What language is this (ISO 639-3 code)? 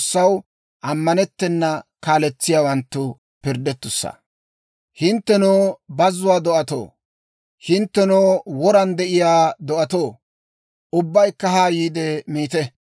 dwr